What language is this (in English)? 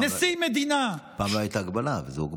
Hebrew